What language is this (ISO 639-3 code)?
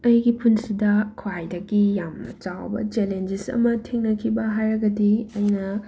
mni